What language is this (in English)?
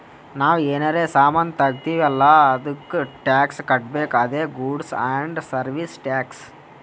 Kannada